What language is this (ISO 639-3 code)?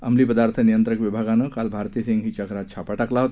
mar